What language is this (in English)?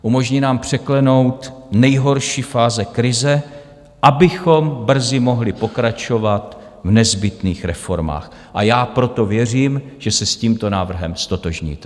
Czech